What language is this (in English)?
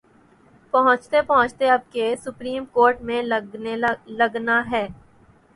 Urdu